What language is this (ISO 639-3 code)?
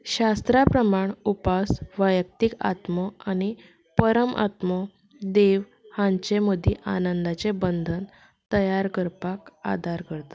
kok